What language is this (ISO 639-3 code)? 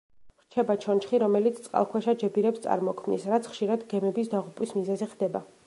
kat